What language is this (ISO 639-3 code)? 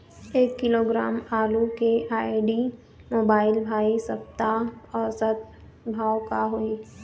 hne